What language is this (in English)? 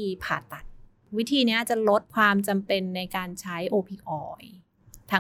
Thai